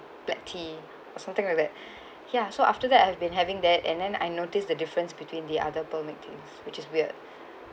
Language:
English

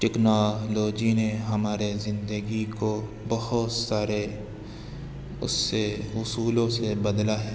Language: Urdu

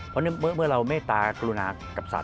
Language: Thai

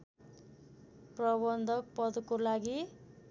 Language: Nepali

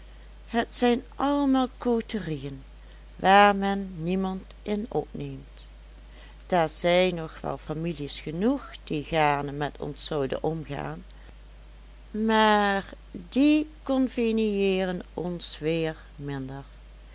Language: Dutch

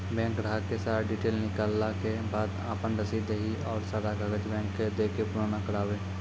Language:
Maithili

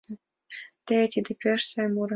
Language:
Mari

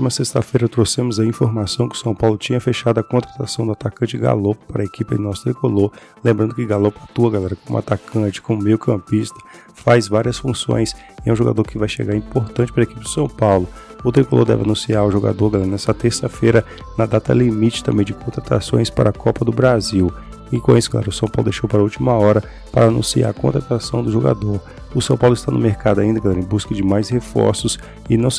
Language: Portuguese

